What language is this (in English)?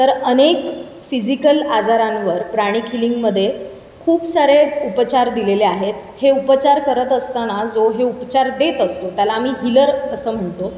Marathi